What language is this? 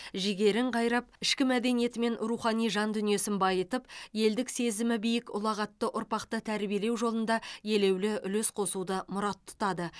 Kazakh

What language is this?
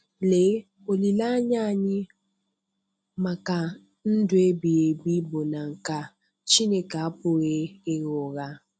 Igbo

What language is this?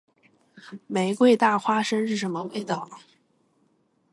Chinese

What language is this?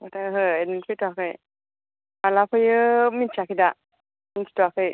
Bodo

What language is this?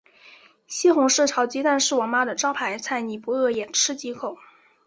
Chinese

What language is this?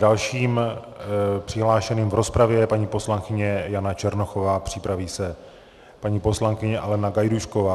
Czech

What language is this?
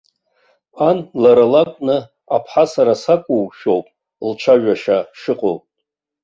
Abkhazian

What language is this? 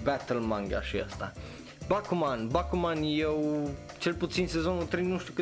Romanian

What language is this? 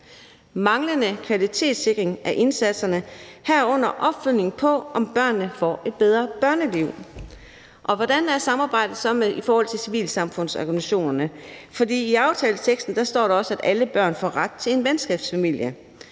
Danish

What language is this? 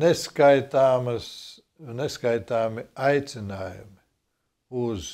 Latvian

